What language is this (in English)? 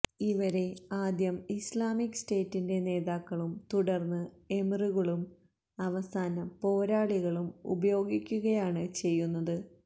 Malayalam